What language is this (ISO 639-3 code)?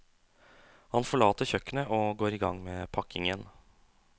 nor